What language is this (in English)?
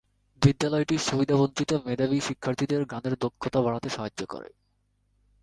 Bangla